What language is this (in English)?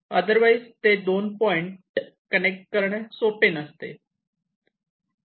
Marathi